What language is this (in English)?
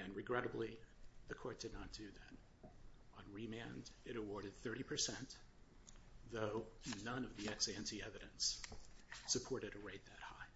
English